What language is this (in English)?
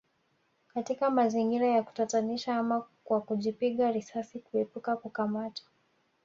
Swahili